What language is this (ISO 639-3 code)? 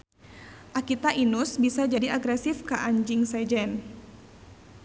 sun